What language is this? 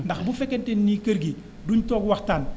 Wolof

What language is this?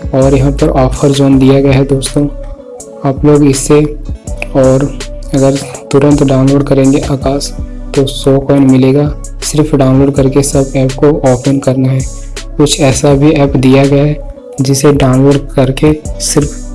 Hindi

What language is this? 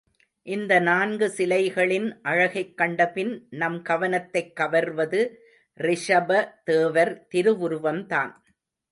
Tamil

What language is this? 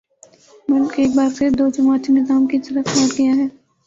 Urdu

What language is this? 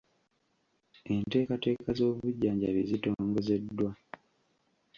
Ganda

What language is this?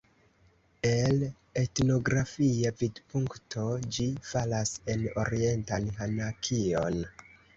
Esperanto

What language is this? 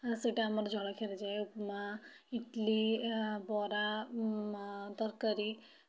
Odia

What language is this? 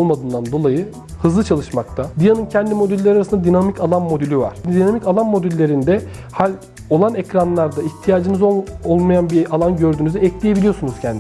Turkish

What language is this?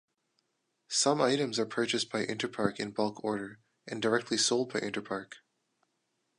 English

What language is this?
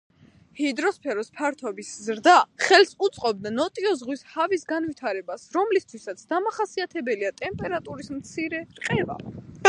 Georgian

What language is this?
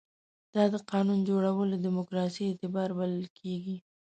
Pashto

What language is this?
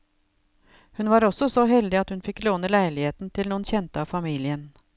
Norwegian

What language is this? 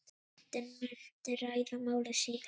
Icelandic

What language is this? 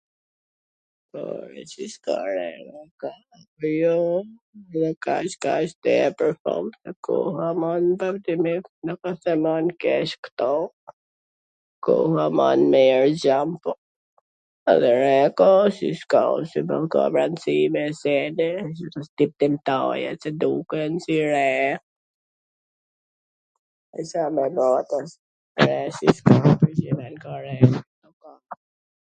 Gheg Albanian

